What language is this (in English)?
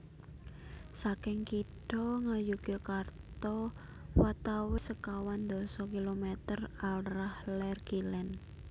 Javanese